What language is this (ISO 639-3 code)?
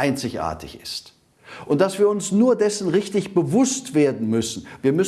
deu